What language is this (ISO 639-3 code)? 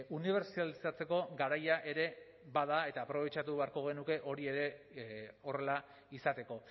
eus